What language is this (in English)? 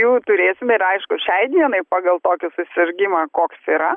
Lithuanian